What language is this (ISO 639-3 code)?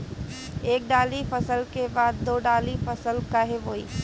bho